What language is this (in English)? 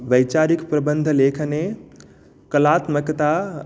Sanskrit